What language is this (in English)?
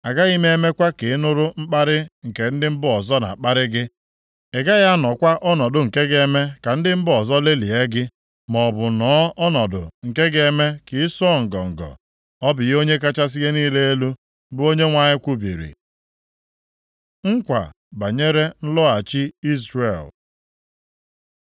Igbo